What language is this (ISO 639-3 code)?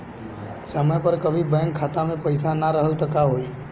bho